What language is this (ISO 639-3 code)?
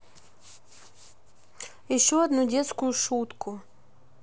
rus